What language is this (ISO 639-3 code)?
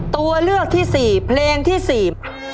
tha